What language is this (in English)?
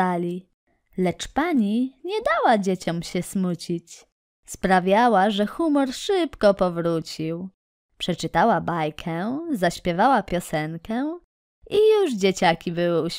Polish